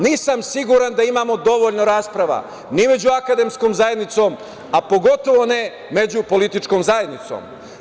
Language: Serbian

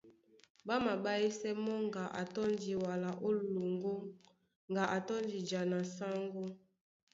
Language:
Duala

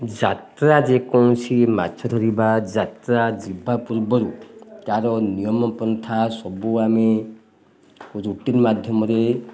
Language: Odia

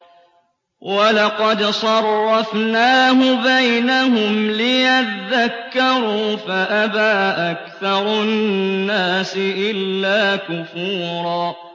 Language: Arabic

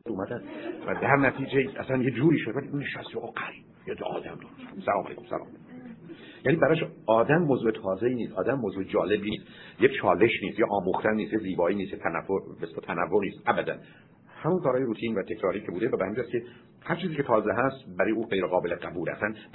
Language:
Persian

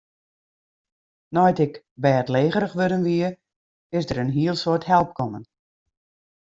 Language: Western Frisian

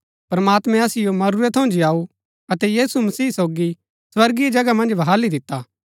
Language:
Gaddi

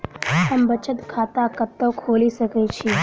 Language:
Maithili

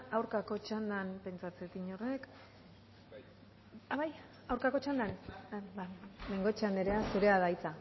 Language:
Basque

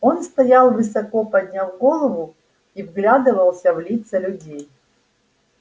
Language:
Russian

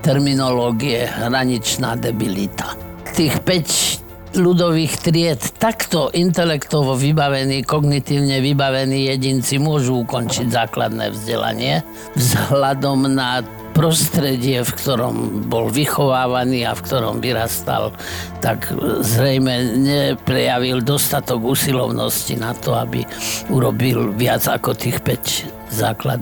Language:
Slovak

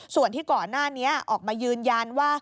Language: Thai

